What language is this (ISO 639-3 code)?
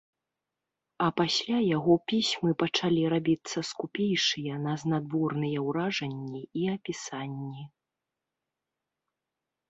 bel